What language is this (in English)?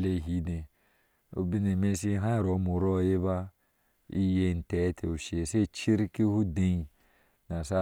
Ashe